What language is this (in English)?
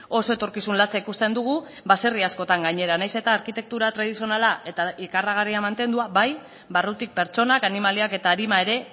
Basque